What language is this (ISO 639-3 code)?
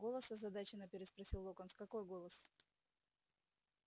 rus